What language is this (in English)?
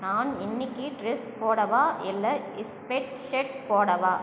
Tamil